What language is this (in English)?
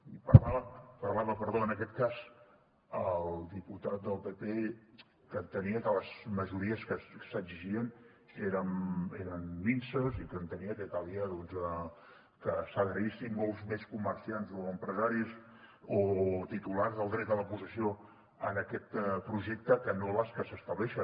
Catalan